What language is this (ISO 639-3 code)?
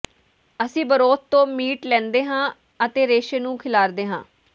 pan